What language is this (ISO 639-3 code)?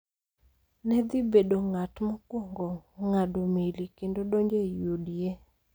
luo